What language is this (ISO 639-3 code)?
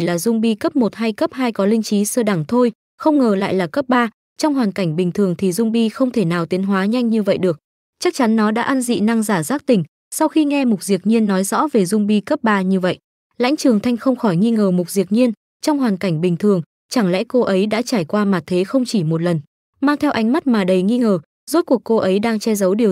vie